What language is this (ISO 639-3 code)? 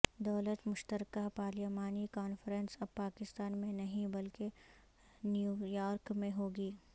urd